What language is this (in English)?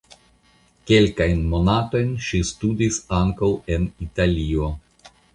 Esperanto